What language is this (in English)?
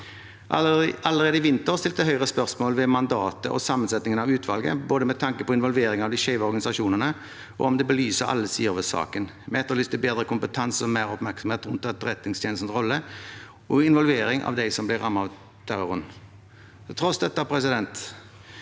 Norwegian